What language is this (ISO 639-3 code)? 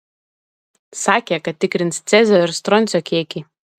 lit